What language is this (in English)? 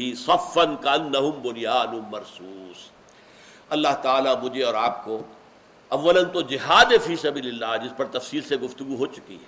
Urdu